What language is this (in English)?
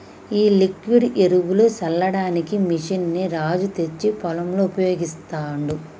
Telugu